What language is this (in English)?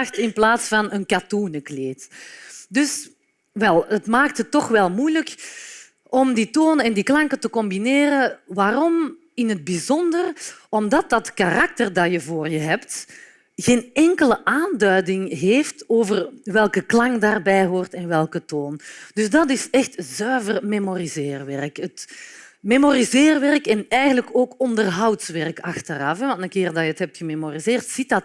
Dutch